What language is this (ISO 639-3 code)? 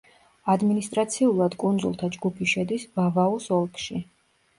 kat